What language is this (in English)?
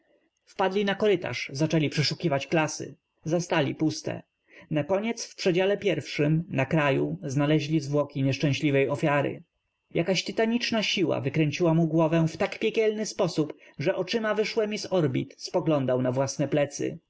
Polish